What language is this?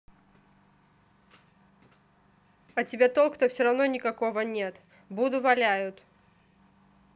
Russian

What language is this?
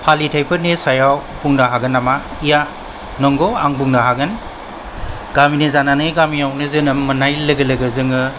Bodo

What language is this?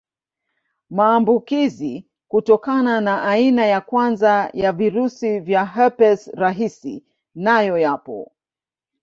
Swahili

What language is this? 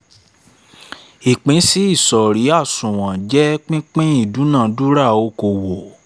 Yoruba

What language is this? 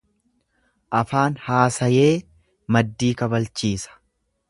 Oromo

